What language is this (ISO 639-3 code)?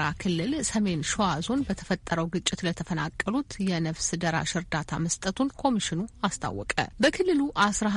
amh